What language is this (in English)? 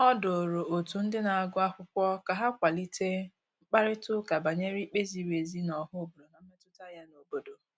Igbo